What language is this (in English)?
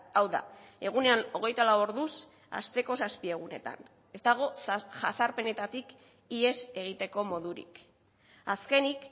Basque